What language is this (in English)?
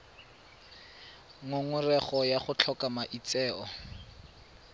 Tswana